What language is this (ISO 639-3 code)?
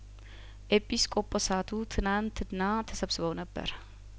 amh